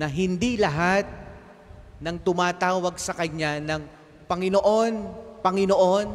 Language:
Filipino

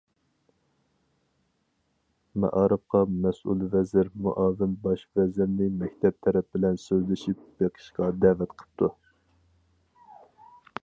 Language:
Uyghur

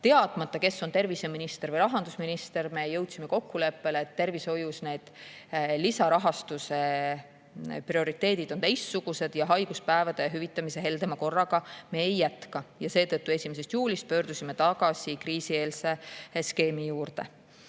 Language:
Estonian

